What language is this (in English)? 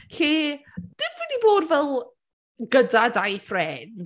Welsh